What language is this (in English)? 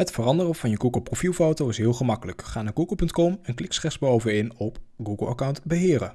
Dutch